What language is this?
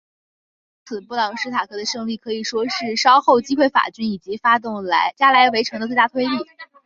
Chinese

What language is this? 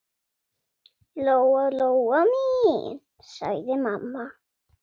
Icelandic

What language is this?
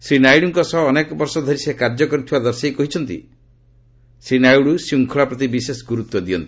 Odia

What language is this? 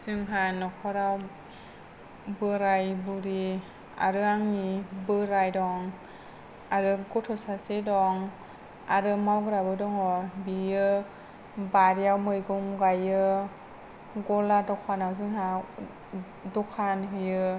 Bodo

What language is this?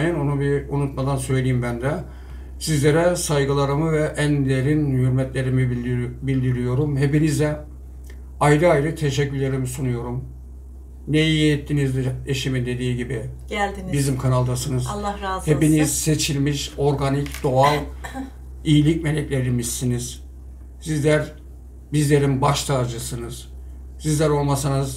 Turkish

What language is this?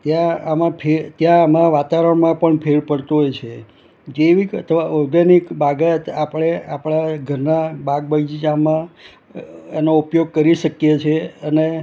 Gujarati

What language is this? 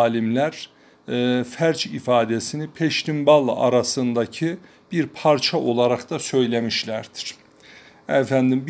Turkish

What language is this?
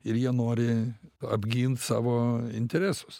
Lithuanian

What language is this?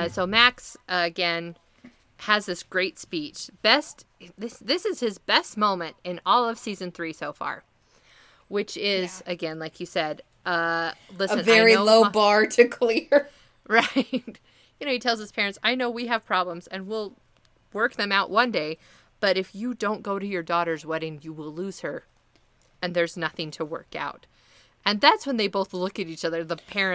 English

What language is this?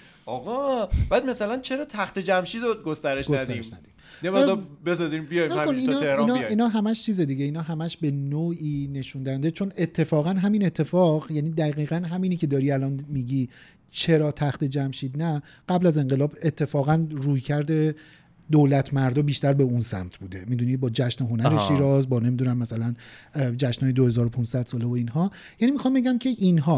Persian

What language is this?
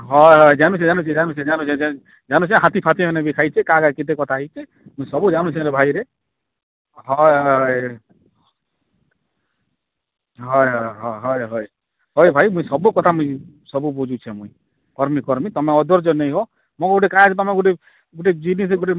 Odia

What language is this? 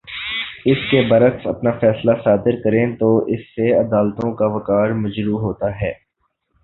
Urdu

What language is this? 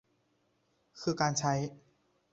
Thai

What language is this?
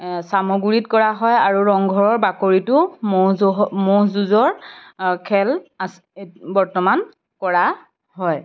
Assamese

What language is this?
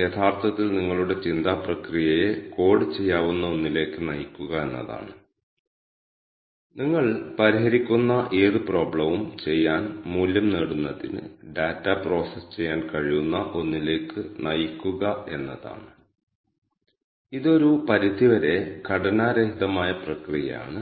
Malayalam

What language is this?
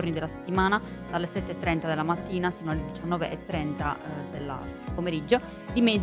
Italian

